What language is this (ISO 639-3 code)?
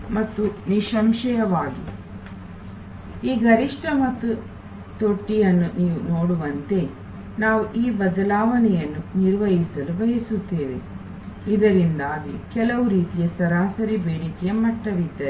kan